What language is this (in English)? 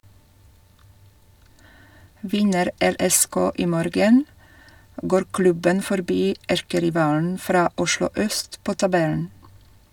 Norwegian